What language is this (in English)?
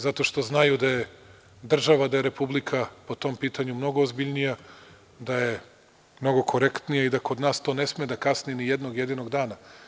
Serbian